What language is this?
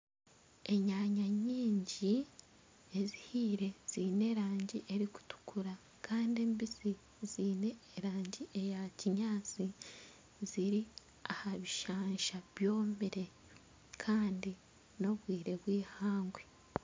Nyankole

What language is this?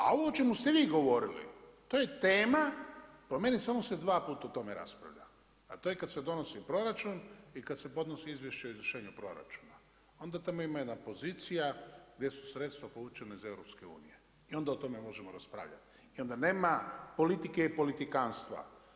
Croatian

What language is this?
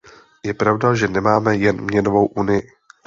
Czech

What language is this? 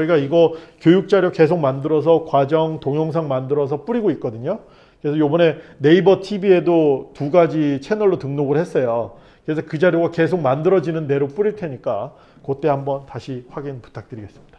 Korean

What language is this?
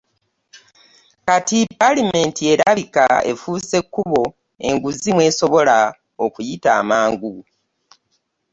Ganda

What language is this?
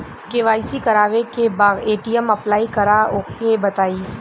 Bhojpuri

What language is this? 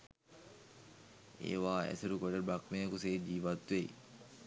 Sinhala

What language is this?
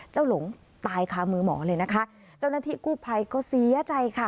Thai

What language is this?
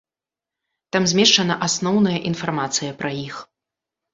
Belarusian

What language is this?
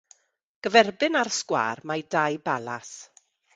Welsh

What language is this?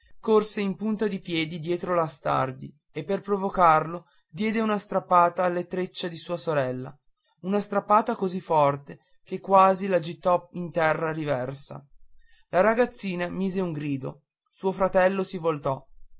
Italian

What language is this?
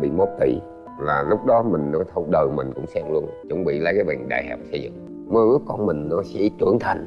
Vietnamese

